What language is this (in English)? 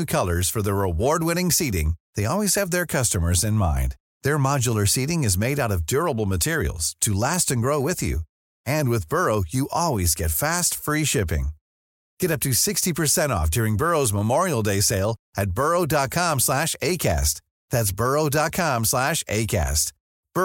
Filipino